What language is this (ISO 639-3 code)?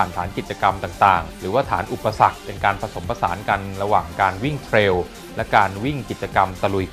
tha